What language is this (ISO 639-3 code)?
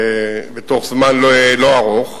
heb